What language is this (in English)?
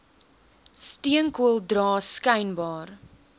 Afrikaans